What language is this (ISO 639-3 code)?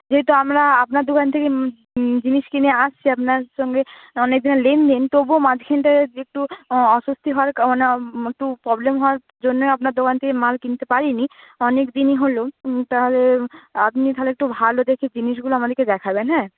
ben